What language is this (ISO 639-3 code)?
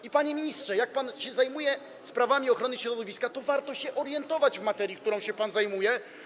pol